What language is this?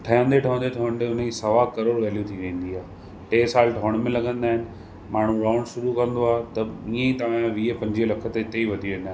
Sindhi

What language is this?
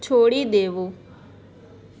Gujarati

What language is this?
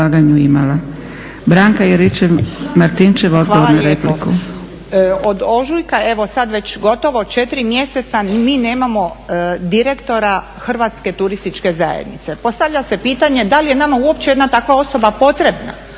Croatian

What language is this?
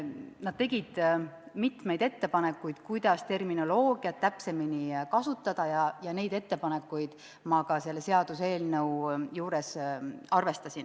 Estonian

